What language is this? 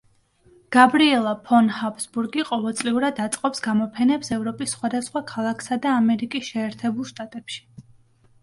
Georgian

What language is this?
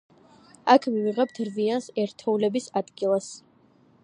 Georgian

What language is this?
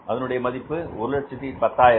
Tamil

